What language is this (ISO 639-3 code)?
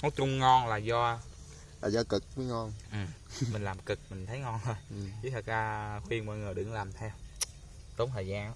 vie